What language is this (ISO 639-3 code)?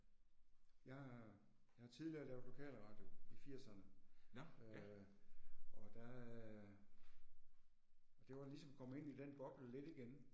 dan